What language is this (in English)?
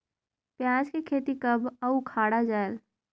Chhattisgarhi